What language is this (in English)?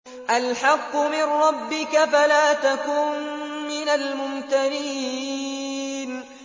Arabic